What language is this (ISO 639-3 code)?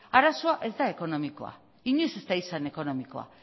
eus